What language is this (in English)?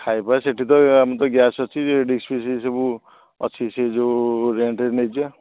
Odia